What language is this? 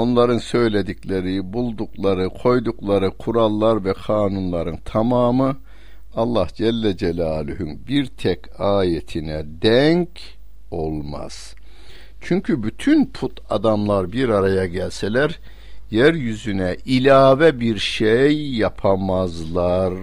Turkish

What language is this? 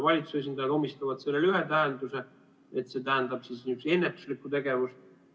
Estonian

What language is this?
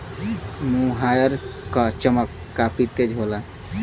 Bhojpuri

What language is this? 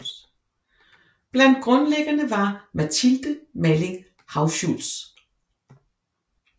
Danish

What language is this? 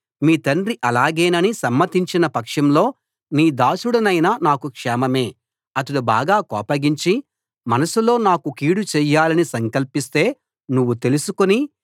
Telugu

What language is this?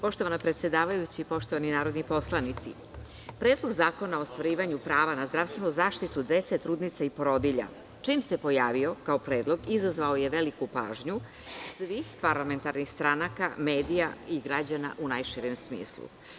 Serbian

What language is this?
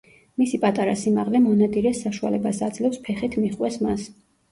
Georgian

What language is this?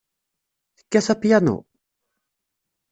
Kabyle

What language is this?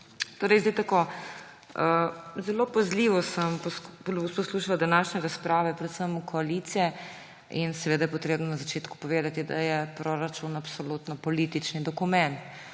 Slovenian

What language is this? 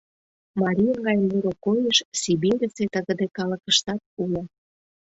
Mari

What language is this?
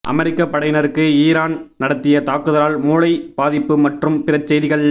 Tamil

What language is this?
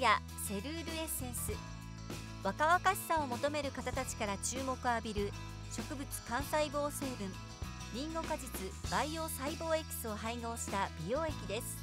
Japanese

